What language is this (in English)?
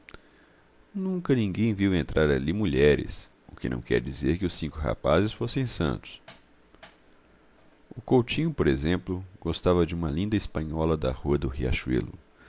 Portuguese